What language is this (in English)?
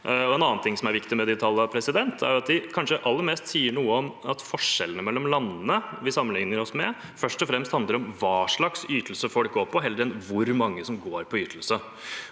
Norwegian